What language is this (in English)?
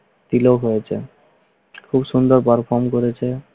Bangla